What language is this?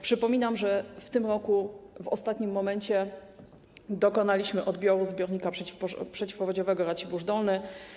Polish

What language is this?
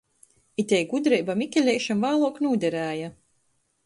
Latgalian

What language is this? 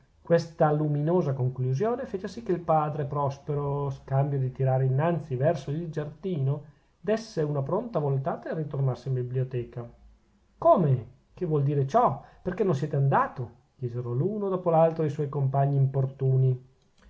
Italian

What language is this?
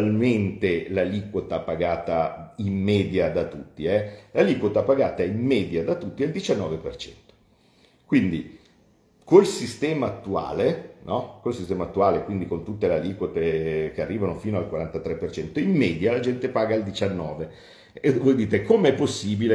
Italian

